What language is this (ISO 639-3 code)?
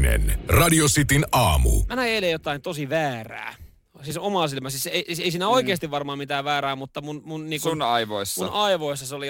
fin